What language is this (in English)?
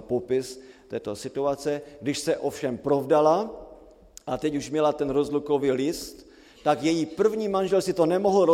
Czech